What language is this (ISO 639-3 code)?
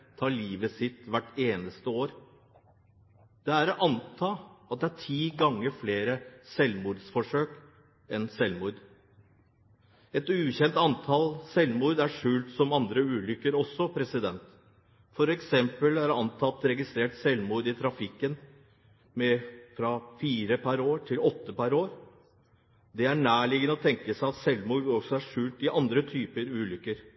nob